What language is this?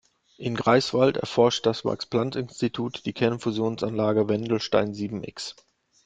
German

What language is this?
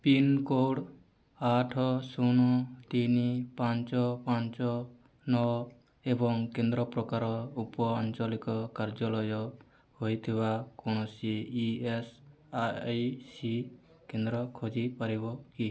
Odia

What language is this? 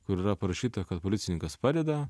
Lithuanian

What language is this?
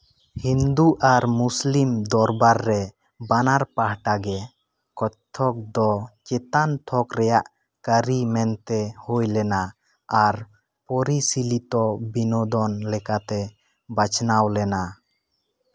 Santali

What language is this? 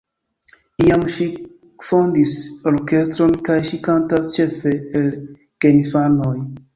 Esperanto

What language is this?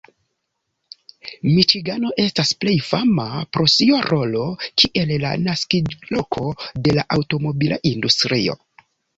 Esperanto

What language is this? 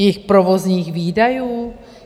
Czech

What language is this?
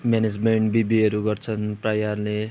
Nepali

